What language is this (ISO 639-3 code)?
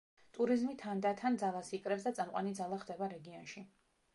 kat